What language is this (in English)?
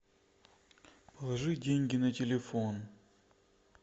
Russian